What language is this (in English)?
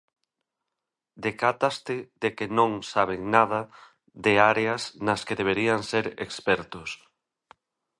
Galician